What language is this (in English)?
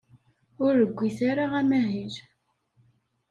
Kabyle